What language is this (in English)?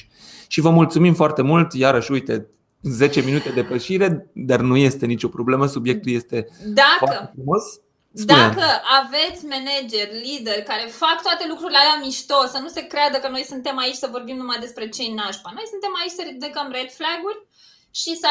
Romanian